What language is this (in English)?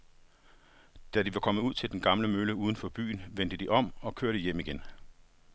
Danish